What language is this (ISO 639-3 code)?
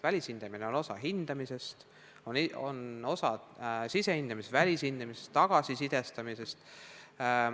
est